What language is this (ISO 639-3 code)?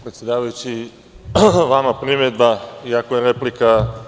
srp